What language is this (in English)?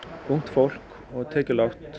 Icelandic